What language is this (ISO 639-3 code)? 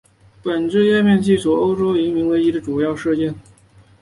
zho